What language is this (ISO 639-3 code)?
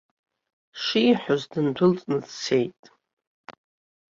abk